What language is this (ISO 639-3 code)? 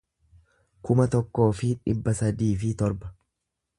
orm